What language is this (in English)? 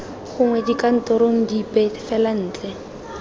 Tswana